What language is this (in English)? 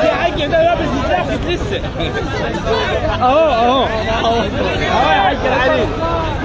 Arabic